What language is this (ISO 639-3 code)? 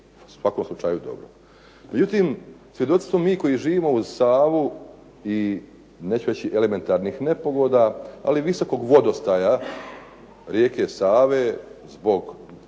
hrv